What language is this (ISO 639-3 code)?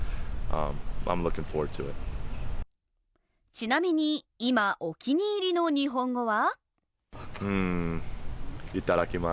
jpn